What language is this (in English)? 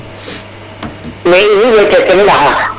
Serer